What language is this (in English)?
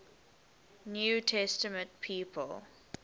English